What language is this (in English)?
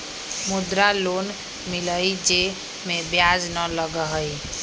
Magahi